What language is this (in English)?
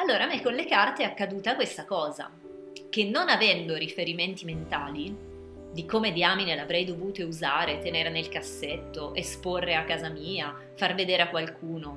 Italian